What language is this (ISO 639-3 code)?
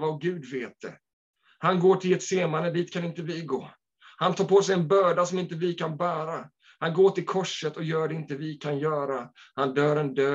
swe